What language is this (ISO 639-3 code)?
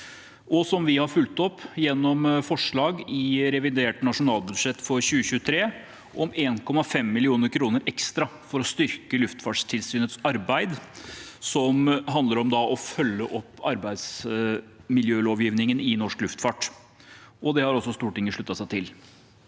nor